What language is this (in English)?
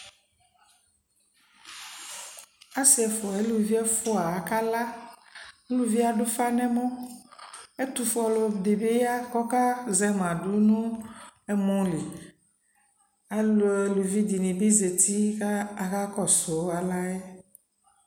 Ikposo